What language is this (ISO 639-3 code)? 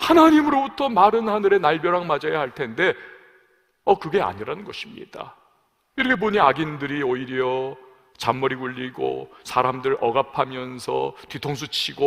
kor